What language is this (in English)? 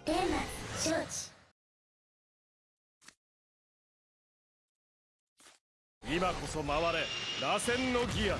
Japanese